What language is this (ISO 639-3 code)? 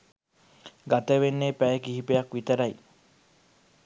sin